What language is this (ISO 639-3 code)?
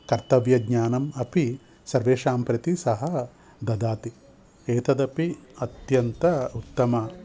san